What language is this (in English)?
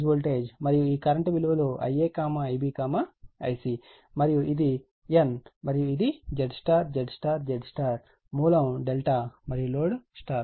Telugu